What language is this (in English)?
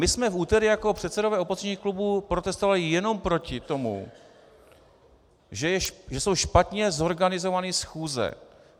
Czech